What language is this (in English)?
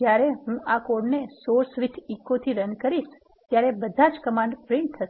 Gujarati